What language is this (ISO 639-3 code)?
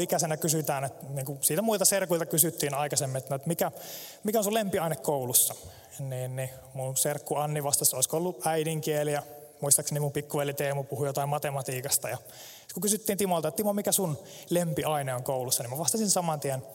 fin